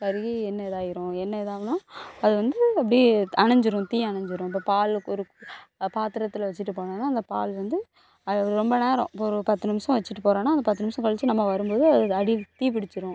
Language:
Tamil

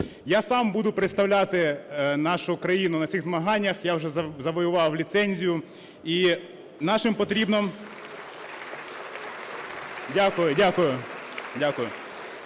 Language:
Ukrainian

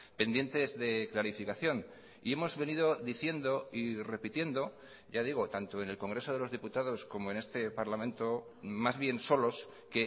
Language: Spanish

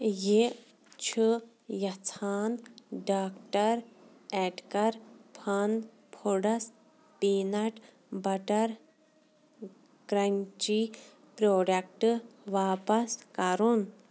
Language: Kashmiri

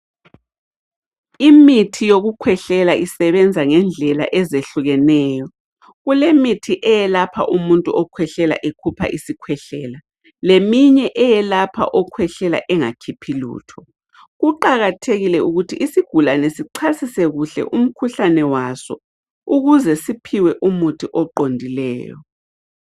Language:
North Ndebele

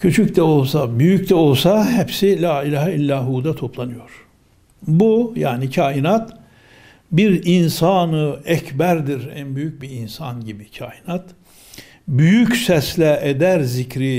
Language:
Turkish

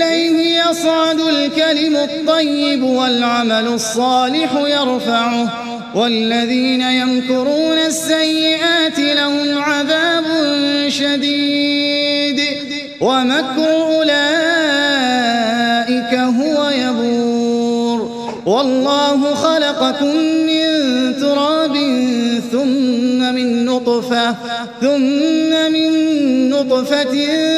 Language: Arabic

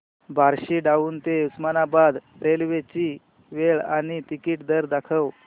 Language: Marathi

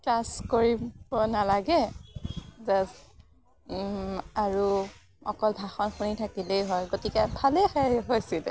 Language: Assamese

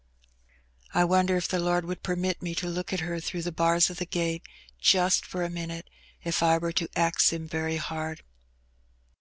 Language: English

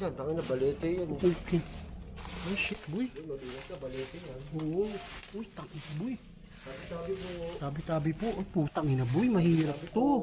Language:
Filipino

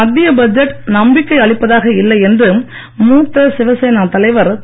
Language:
Tamil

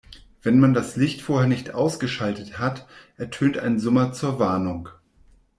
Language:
German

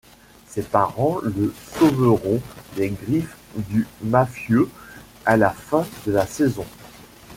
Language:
French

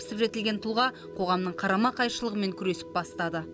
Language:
Kazakh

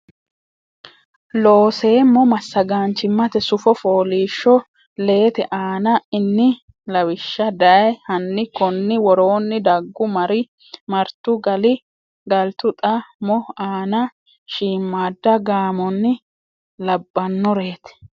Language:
Sidamo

